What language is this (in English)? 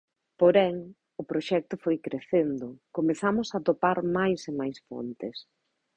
Galician